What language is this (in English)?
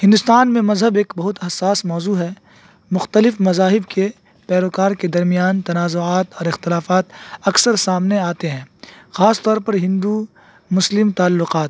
Urdu